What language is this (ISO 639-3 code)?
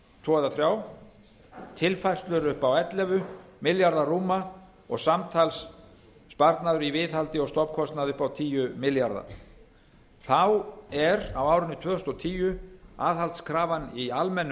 isl